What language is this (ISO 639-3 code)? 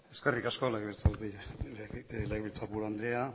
eus